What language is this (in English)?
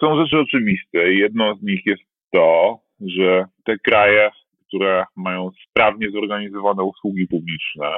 Polish